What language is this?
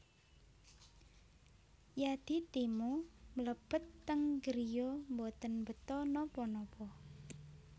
Javanese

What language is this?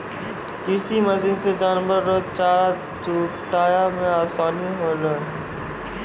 Maithili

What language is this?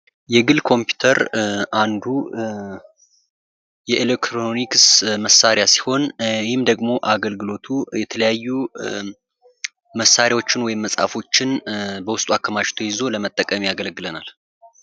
Amharic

